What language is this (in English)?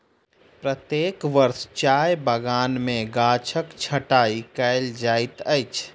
Maithili